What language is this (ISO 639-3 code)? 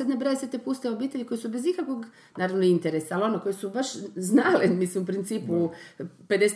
hrv